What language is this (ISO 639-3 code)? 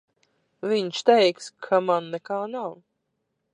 lav